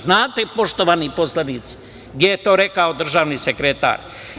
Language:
Serbian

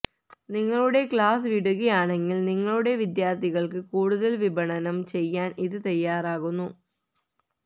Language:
Malayalam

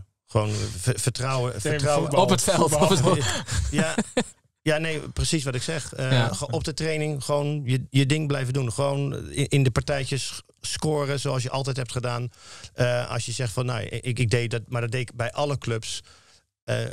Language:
Dutch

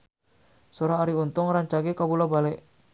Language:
Sundanese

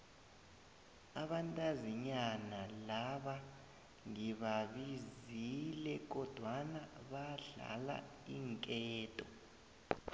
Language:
South Ndebele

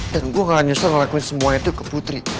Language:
Indonesian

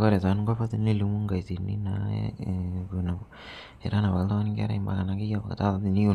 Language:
Masai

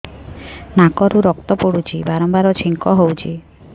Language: Odia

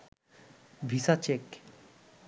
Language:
Bangla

